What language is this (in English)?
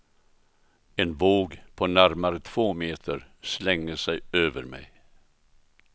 Swedish